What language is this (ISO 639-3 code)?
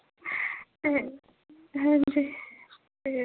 doi